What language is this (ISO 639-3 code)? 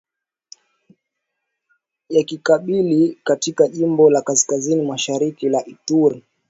swa